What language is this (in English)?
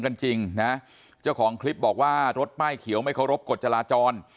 Thai